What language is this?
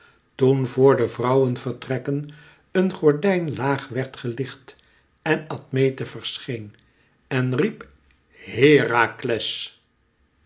Dutch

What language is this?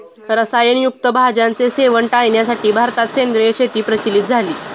Marathi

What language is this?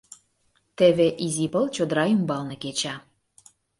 Mari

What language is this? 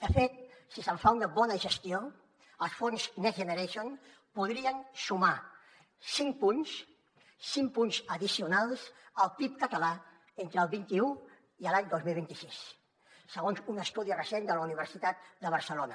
Catalan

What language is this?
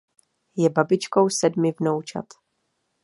Czech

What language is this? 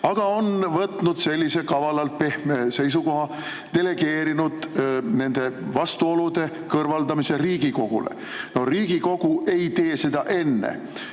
Estonian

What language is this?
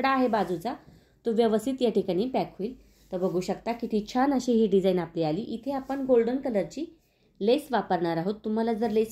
Hindi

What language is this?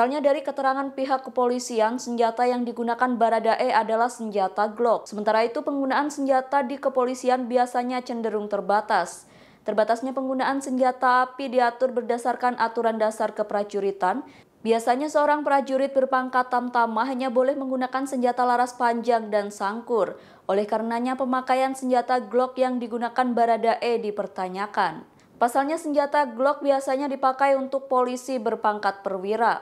Indonesian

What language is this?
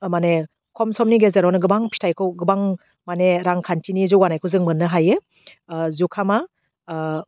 Bodo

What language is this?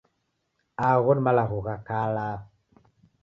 Taita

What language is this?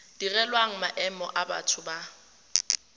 Tswana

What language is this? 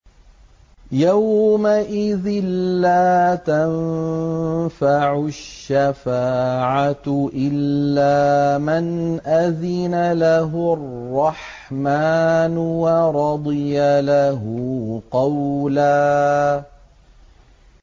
Arabic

